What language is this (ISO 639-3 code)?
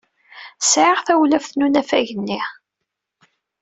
kab